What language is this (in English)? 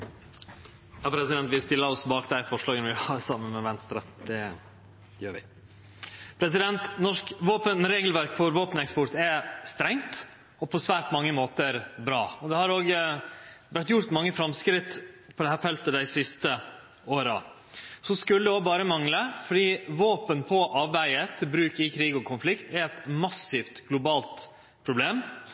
Norwegian Nynorsk